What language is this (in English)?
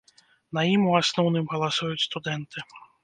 Belarusian